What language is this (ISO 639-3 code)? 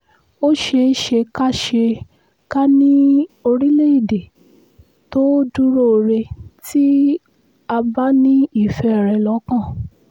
yor